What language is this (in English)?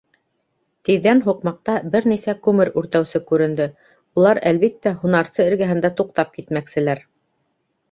Bashkir